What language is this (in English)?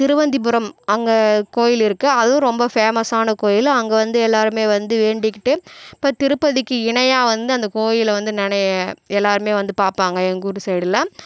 Tamil